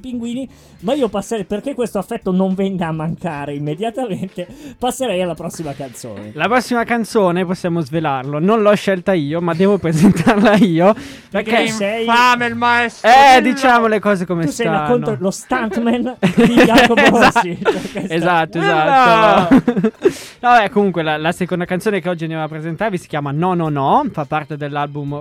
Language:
Italian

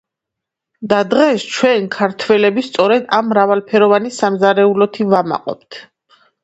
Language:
Georgian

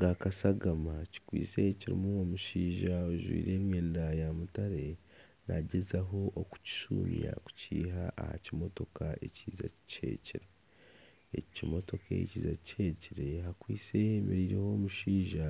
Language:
Nyankole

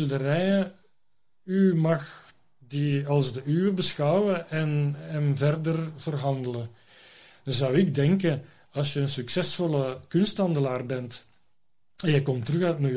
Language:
Dutch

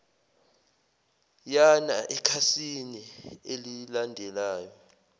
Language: Zulu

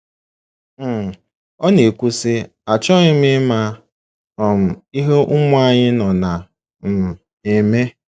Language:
Igbo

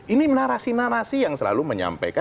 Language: Indonesian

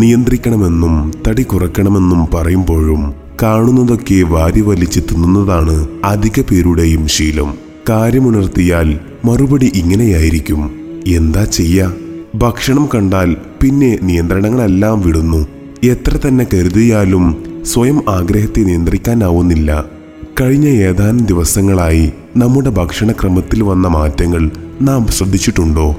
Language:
Malayalam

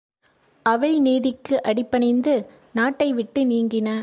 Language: Tamil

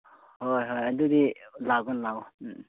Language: Manipuri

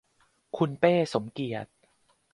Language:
Thai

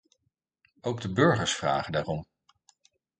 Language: Dutch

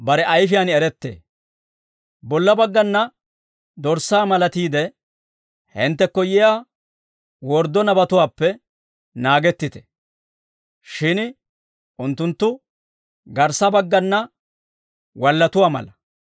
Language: Dawro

